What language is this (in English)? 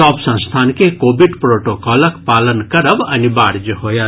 Maithili